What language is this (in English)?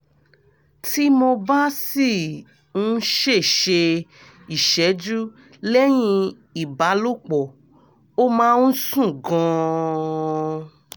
Yoruba